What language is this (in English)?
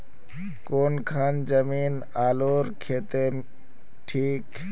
Magahi